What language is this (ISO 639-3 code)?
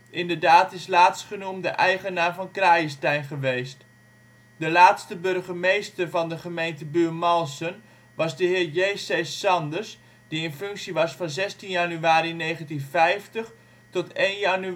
nld